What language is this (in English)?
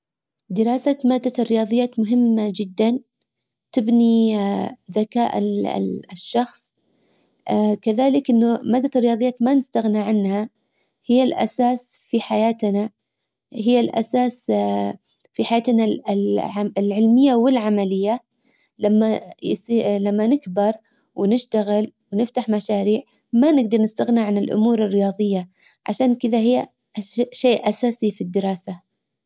Hijazi Arabic